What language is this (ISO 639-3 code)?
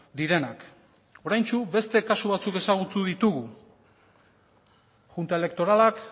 eus